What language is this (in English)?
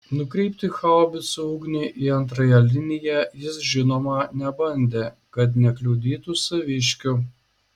Lithuanian